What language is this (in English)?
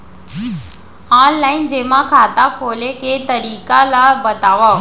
Chhattisgarhi